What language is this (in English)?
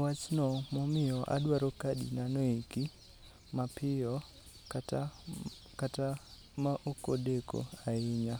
Luo (Kenya and Tanzania)